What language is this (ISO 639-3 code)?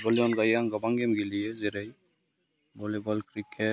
brx